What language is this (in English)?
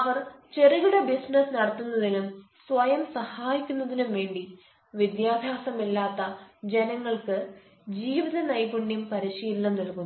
Malayalam